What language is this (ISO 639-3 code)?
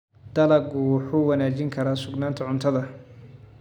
som